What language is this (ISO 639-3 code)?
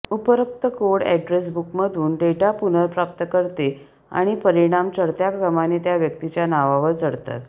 mar